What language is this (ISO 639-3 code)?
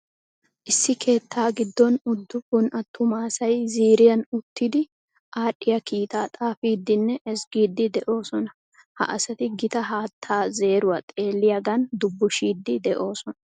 wal